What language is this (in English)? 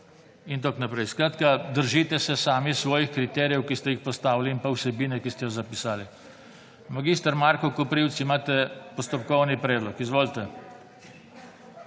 Slovenian